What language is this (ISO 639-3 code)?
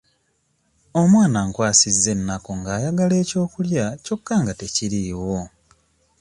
lug